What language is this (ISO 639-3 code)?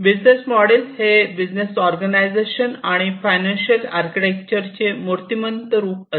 mar